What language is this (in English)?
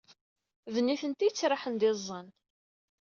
Kabyle